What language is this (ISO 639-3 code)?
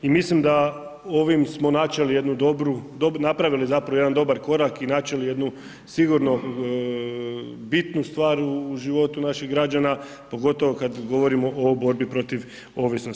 hrv